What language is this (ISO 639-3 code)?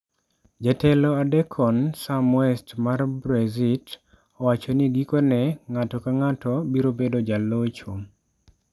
luo